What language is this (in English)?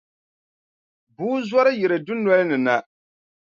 Dagbani